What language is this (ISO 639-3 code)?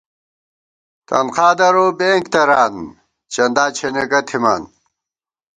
gwt